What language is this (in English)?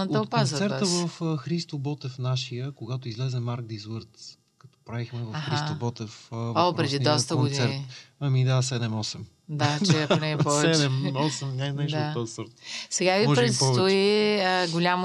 Bulgarian